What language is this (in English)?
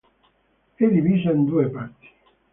Italian